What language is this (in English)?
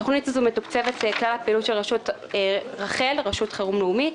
Hebrew